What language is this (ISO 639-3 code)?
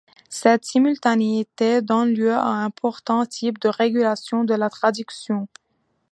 fra